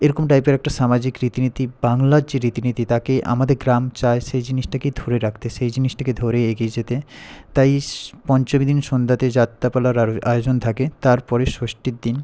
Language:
Bangla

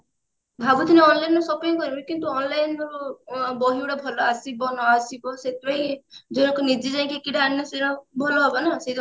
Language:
Odia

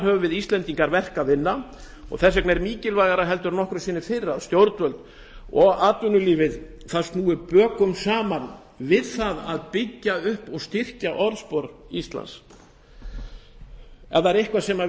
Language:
Icelandic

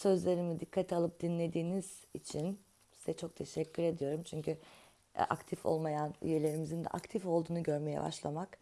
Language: Turkish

